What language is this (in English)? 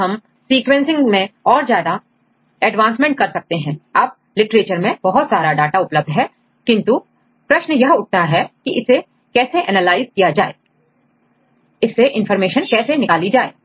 Hindi